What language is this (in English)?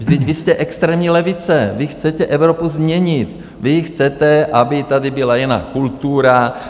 Czech